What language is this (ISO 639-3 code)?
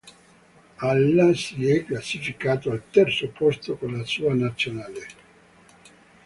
ita